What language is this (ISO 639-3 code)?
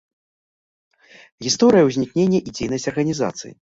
bel